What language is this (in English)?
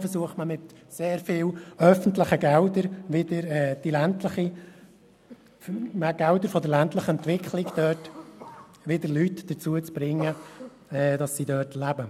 Swiss German